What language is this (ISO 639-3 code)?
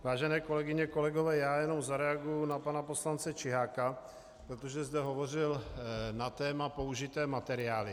ces